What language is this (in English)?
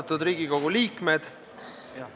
Estonian